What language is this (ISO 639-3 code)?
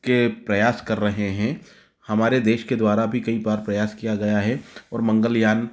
hin